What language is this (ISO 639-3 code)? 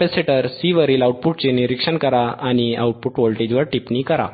mar